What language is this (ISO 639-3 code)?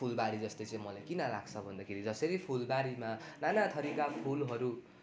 nep